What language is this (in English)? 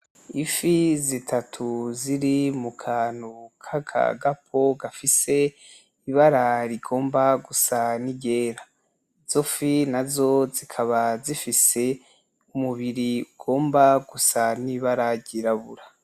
Rundi